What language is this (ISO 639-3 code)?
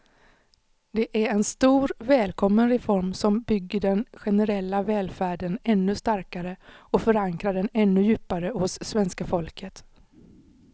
swe